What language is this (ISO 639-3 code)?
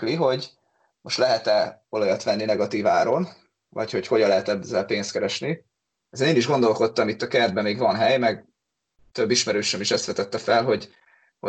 hun